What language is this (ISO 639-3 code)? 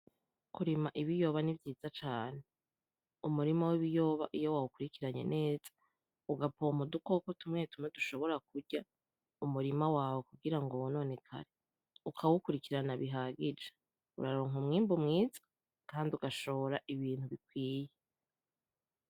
run